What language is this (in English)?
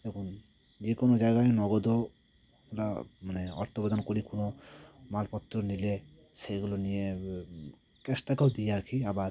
Bangla